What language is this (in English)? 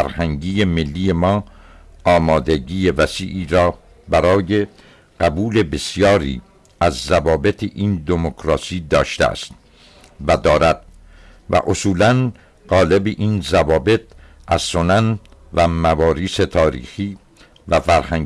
Persian